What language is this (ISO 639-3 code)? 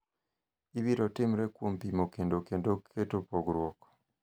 luo